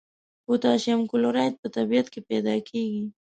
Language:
Pashto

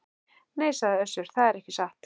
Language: Icelandic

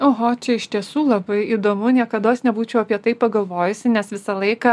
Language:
Lithuanian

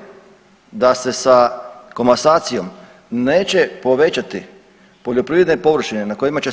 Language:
Croatian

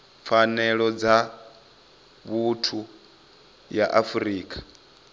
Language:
Venda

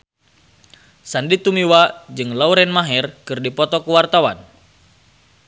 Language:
Sundanese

